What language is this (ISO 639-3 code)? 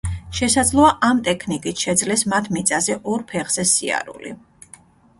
kat